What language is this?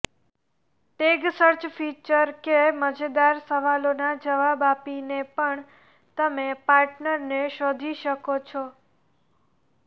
Gujarati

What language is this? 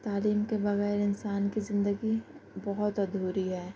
Urdu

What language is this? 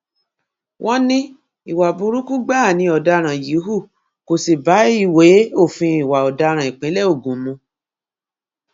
Yoruba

